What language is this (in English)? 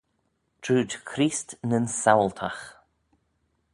Manx